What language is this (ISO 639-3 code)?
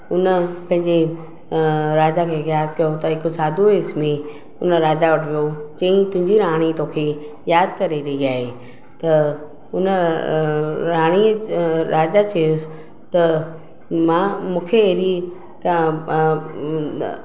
snd